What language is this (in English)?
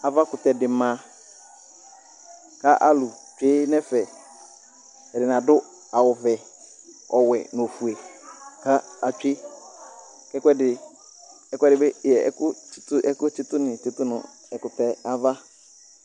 Ikposo